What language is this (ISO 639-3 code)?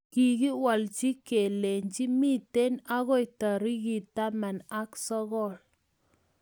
kln